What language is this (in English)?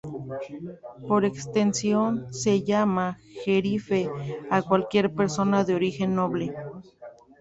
Spanish